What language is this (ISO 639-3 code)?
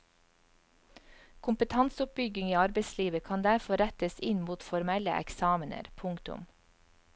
nor